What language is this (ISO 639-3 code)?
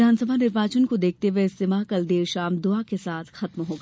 hin